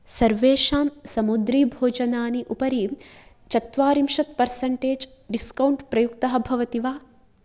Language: Sanskrit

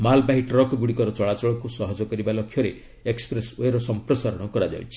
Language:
Odia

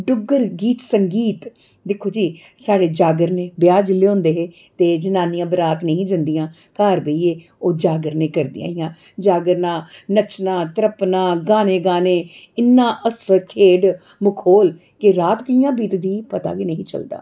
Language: Dogri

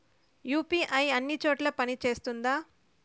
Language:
Telugu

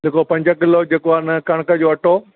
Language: Sindhi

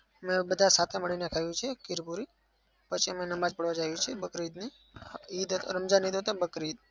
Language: Gujarati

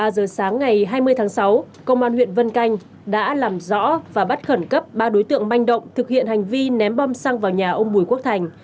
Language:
Vietnamese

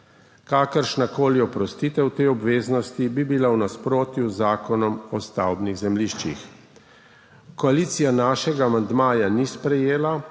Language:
Slovenian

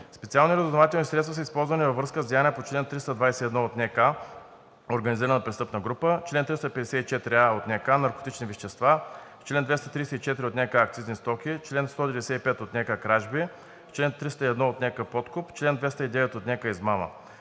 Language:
Bulgarian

